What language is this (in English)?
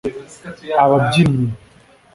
Kinyarwanda